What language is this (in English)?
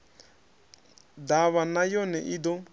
Venda